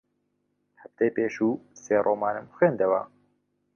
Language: Central Kurdish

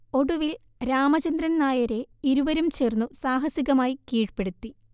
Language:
Malayalam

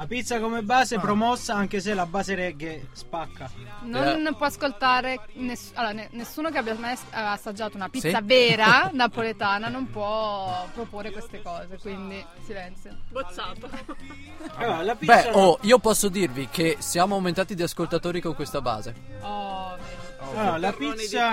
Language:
Italian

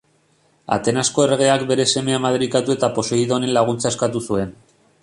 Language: Basque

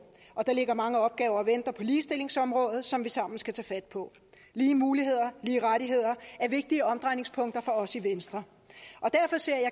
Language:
Danish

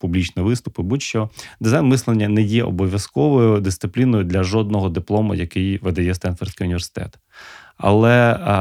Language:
Ukrainian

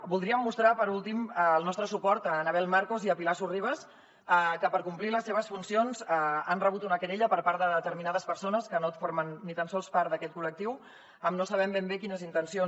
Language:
Catalan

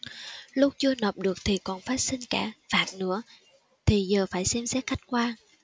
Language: Vietnamese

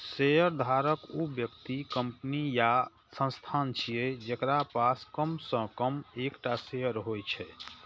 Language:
Maithili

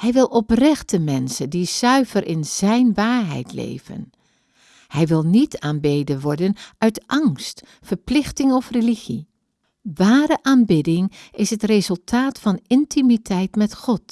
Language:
Dutch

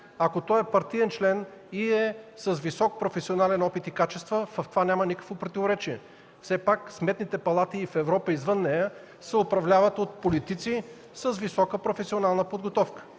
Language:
Bulgarian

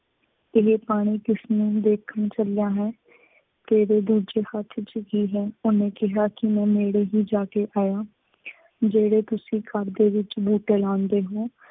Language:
Punjabi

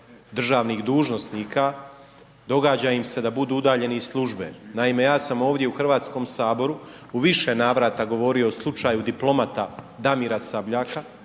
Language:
Croatian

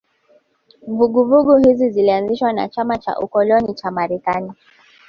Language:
Swahili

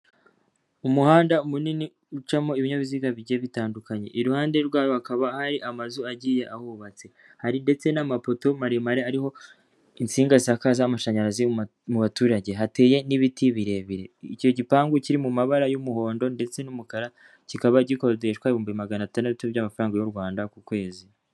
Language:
Kinyarwanda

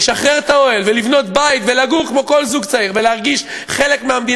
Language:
Hebrew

